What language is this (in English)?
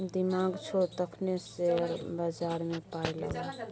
Maithili